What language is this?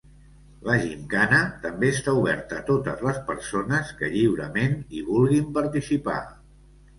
Catalan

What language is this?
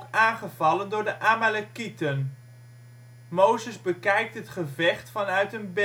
Dutch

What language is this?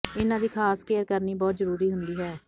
Punjabi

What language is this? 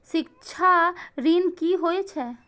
Maithili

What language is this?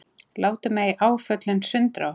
Icelandic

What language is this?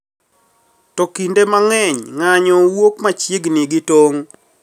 Luo (Kenya and Tanzania)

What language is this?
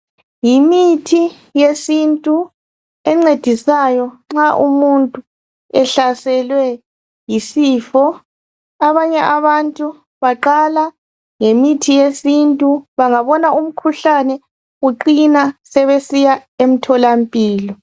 North Ndebele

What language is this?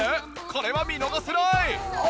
Japanese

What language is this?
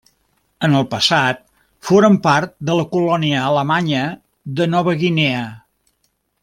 Catalan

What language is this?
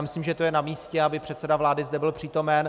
Czech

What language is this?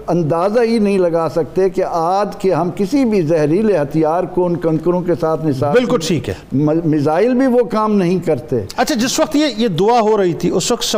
Urdu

